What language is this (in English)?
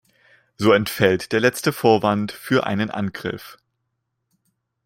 German